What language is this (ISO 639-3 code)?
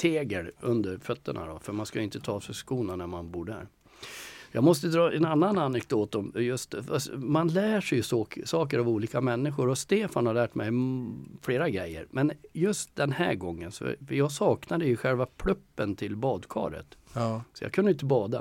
swe